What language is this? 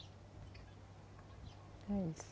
Portuguese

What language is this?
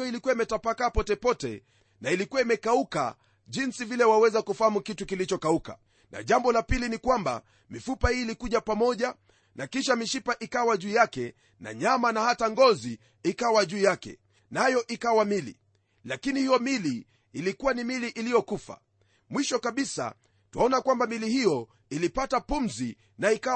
Swahili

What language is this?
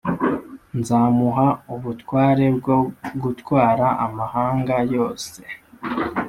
Kinyarwanda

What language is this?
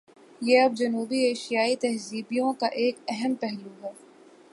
Urdu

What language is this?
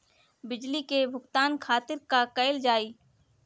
Bhojpuri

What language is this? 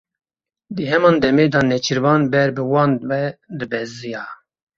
Kurdish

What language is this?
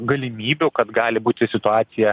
Lithuanian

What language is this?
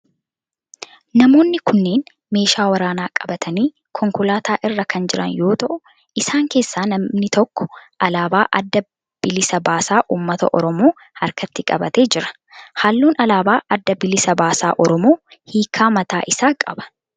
Oromo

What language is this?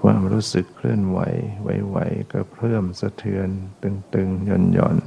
Thai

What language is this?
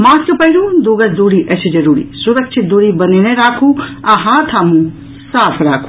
Maithili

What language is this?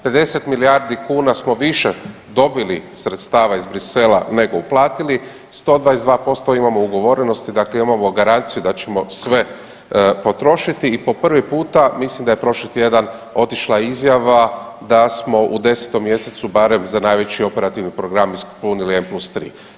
Croatian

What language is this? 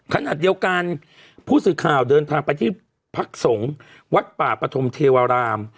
Thai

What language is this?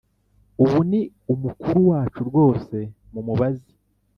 Kinyarwanda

